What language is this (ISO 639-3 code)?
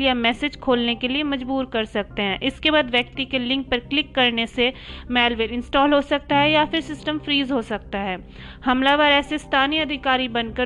hin